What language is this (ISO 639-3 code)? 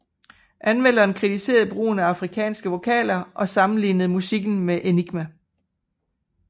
dan